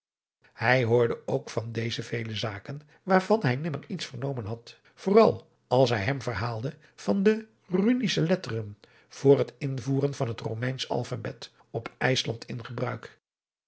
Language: Dutch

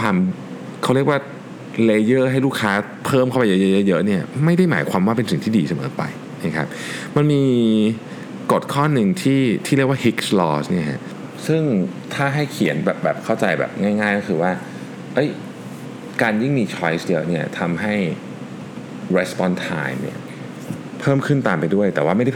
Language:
Thai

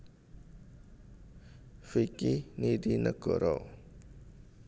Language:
Javanese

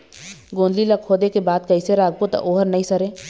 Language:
Chhattisgarhi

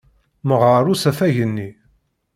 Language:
Kabyle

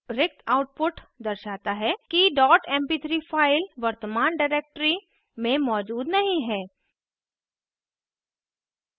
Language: Hindi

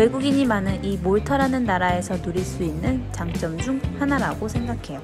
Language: Korean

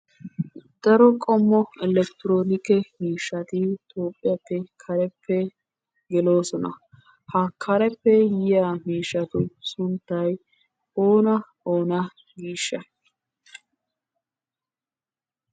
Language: Wolaytta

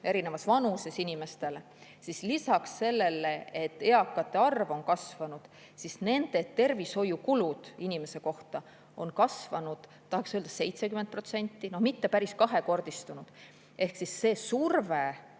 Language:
Estonian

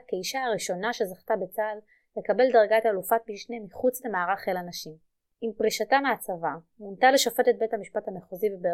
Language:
Hebrew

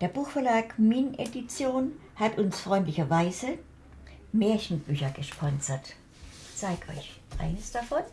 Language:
German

